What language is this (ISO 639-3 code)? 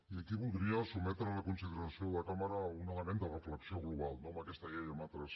cat